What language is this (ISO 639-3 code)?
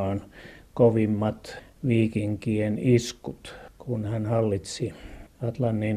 fin